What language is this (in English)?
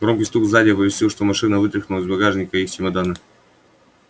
Russian